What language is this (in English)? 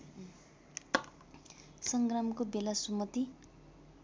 Nepali